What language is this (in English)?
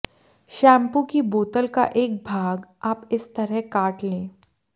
Hindi